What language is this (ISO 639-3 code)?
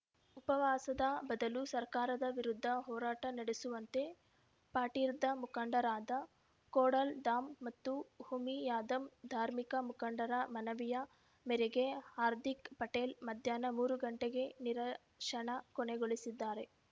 kan